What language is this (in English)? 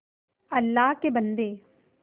Hindi